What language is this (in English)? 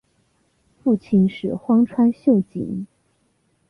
Chinese